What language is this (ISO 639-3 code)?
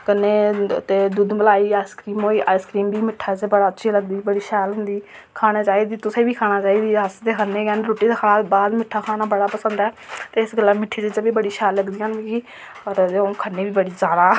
doi